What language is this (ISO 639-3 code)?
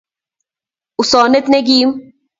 kln